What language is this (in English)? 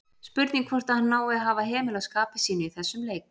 Icelandic